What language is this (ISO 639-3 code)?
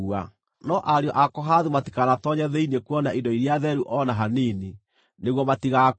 kik